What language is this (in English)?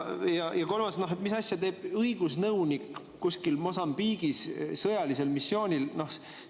Estonian